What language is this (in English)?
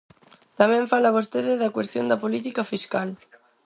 Galician